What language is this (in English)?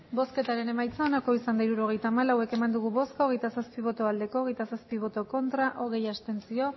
Basque